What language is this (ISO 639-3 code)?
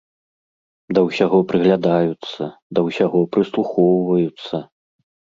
bel